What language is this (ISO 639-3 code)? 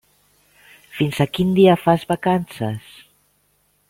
cat